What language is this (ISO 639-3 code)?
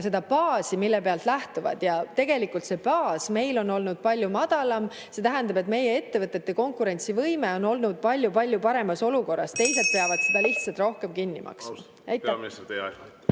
est